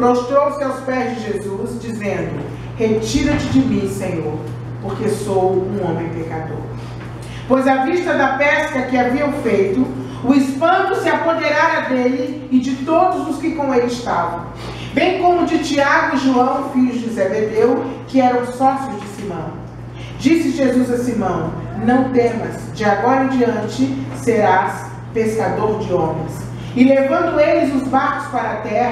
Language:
Portuguese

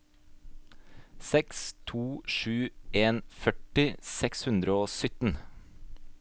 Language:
Norwegian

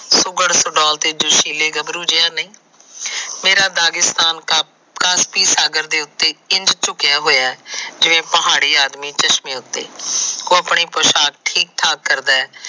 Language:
Punjabi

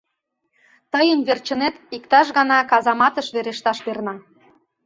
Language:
Mari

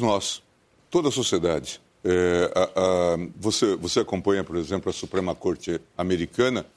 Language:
Portuguese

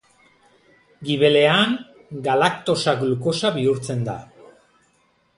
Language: Basque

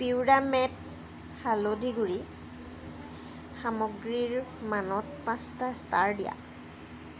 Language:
Assamese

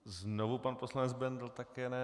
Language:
Czech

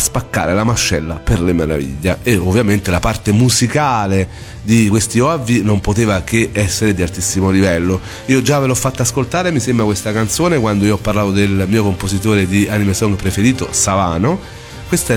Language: Italian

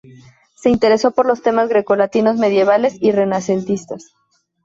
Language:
Spanish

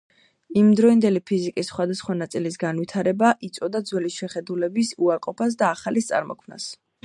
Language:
Georgian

